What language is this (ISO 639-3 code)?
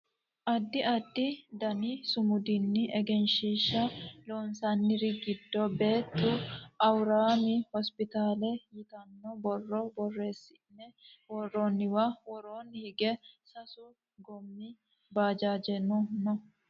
sid